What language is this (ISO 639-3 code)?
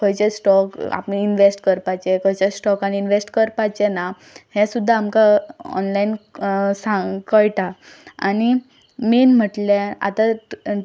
kok